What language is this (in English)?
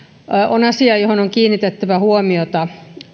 Finnish